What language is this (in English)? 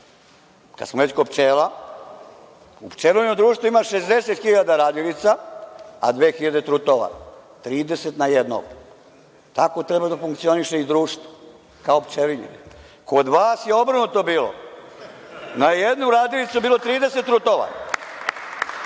Serbian